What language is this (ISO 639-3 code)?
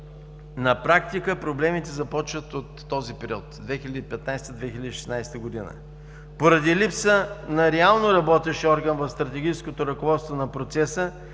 bul